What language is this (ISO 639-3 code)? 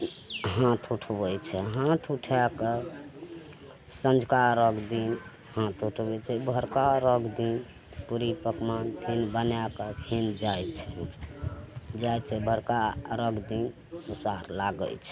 mai